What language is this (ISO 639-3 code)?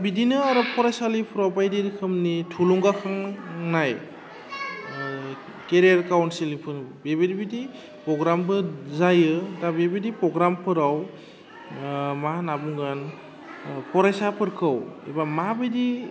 brx